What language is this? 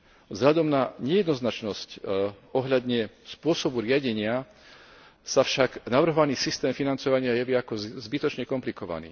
Slovak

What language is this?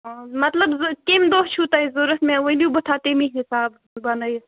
Kashmiri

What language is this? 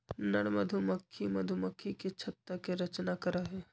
Magahi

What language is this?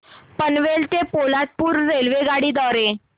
Marathi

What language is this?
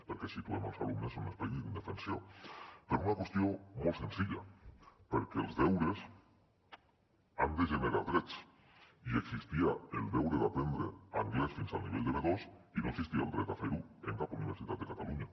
Catalan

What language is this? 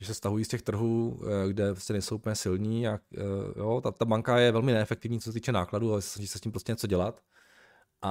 Czech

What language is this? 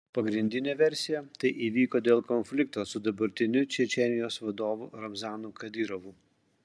Lithuanian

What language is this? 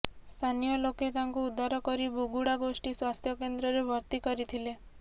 Odia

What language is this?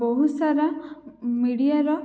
Odia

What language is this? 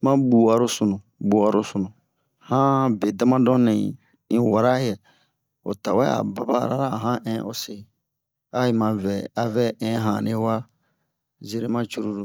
Bomu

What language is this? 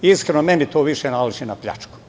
Serbian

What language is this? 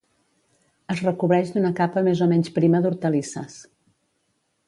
Catalan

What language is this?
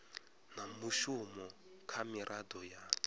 Venda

